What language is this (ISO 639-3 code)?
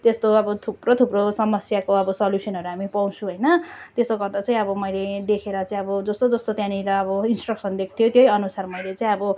nep